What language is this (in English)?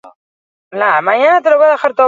Basque